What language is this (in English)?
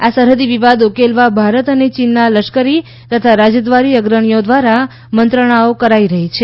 Gujarati